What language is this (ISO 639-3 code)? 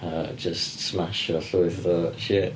cym